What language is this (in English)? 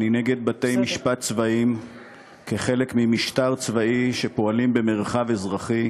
Hebrew